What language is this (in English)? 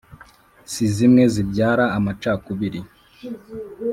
Kinyarwanda